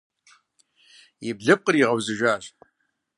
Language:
Kabardian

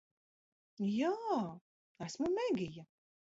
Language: Latvian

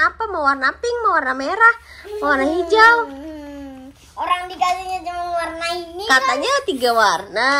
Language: Indonesian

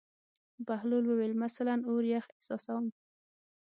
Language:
Pashto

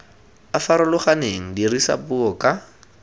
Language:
Tswana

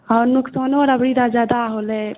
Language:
Maithili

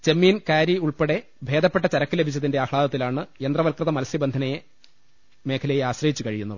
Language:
Malayalam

